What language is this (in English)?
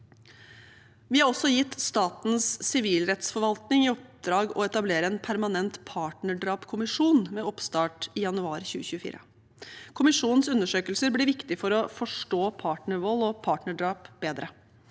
Norwegian